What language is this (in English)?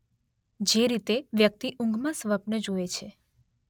Gujarati